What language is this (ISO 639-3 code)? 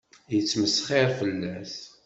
kab